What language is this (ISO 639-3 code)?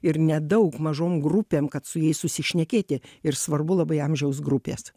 lit